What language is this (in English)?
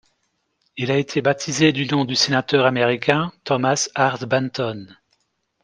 French